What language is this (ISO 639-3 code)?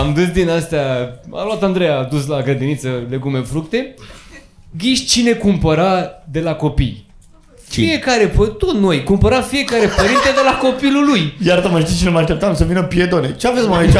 ron